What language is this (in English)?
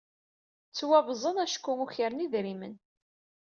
Kabyle